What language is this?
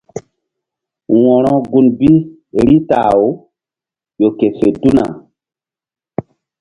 Mbum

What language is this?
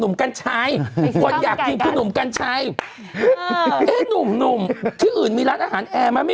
Thai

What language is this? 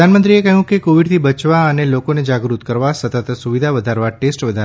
Gujarati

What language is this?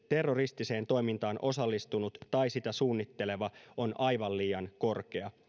Finnish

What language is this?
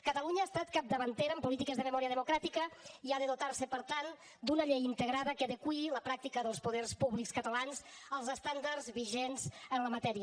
Catalan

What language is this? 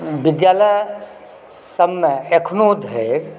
Maithili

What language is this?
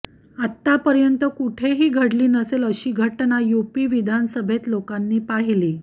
Marathi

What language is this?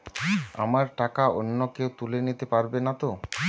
Bangla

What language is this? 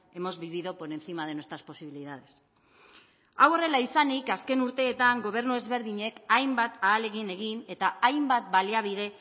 Basque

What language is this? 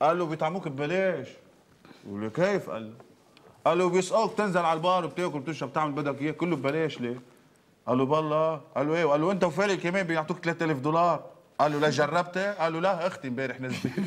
Arabic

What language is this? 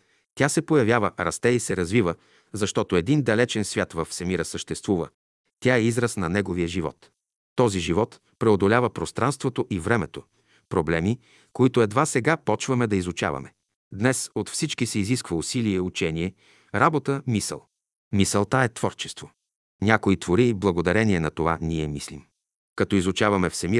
Bulgarian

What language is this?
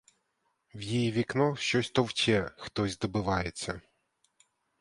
Ukrainian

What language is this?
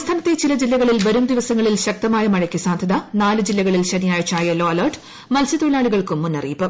Malayalam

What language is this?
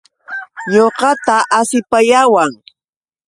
Yauyos Quechua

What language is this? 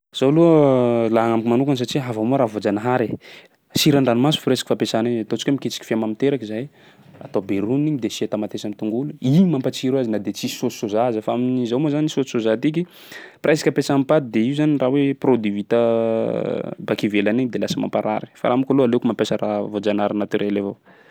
Sakalava Malagasy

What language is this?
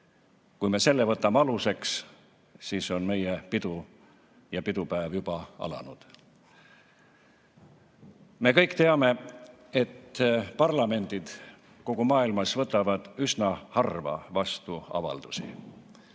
Estonian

